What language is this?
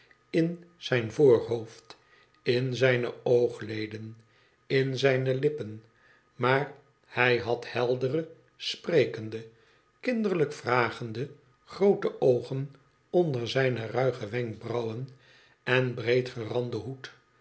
Dutch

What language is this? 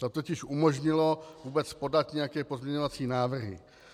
Czech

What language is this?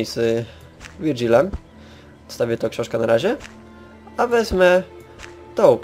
Polish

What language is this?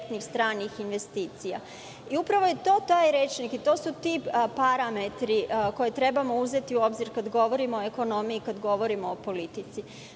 Serbian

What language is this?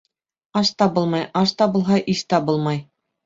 Bashkir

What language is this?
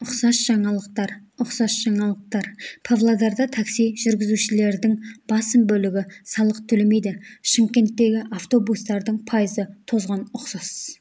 Kazakh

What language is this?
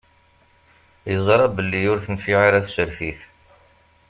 Kabyle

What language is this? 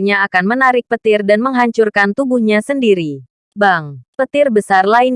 Indonesian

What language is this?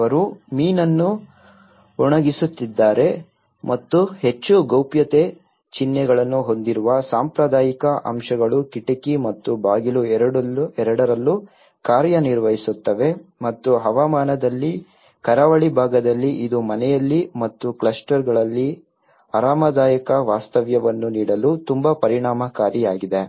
Kannada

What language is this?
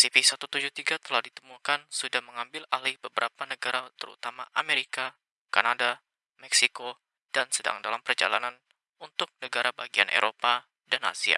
Indonesian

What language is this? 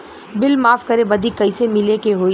Bhojpuri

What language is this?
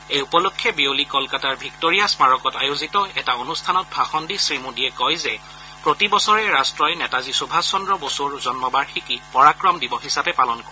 Assamese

